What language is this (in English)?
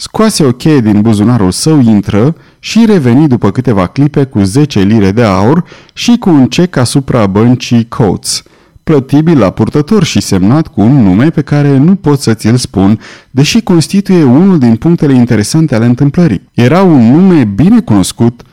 Romanian